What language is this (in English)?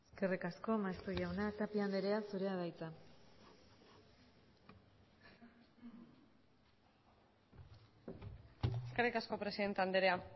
Basque